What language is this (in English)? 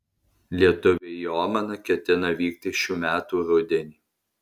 Lithuanian